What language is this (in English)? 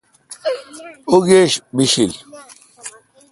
Kalkoti